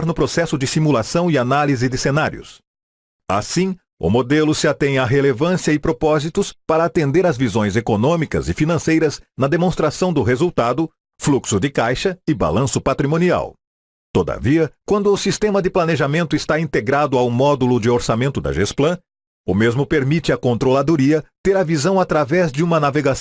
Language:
Portuguese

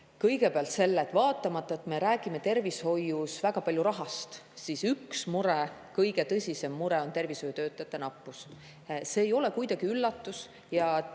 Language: Estonian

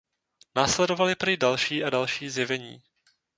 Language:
Czech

